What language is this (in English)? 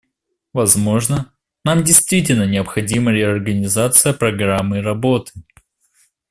Russian